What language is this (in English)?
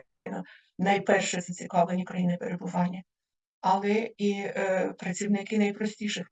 Ukrainian